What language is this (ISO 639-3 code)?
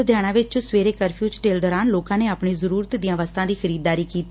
pan